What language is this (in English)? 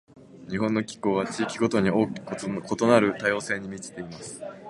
Japanese